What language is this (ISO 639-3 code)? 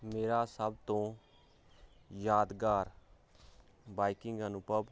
pan